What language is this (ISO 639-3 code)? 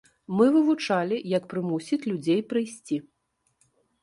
bel